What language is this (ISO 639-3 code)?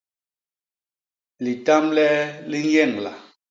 bas